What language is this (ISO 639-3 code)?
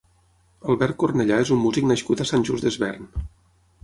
cat